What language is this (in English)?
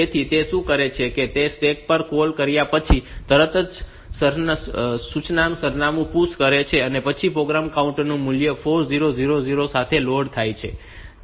Gujarati